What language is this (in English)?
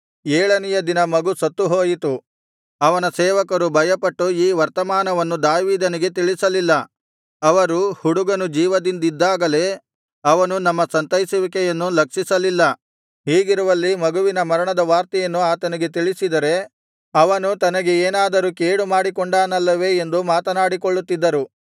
Kannada